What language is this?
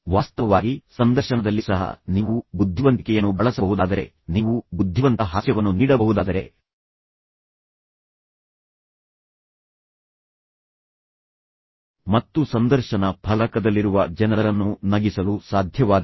Kannada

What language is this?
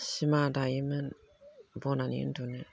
Bodo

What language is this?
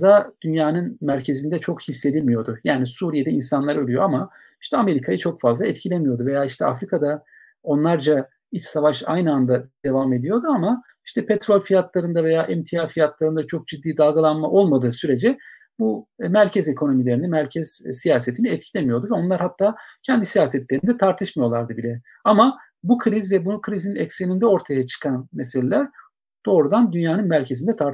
Turkish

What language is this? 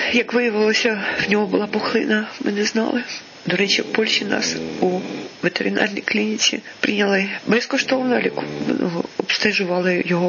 Ukrainian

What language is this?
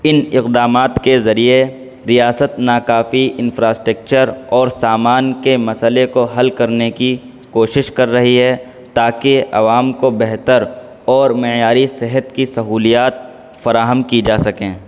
Urdu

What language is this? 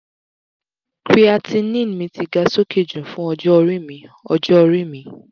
Yoruba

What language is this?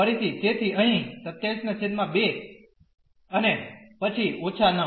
Gujarati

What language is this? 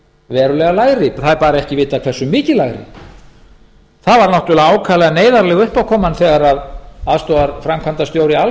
Icelandic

